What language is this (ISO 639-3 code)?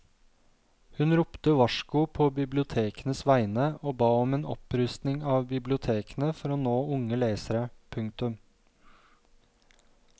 nor